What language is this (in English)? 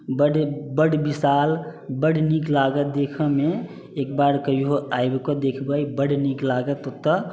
Maithili